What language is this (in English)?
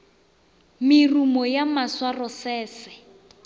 Northern Sotho